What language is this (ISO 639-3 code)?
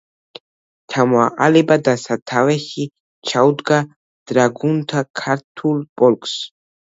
kat